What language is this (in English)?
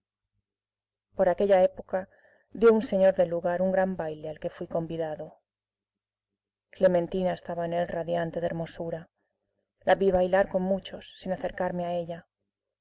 Spanish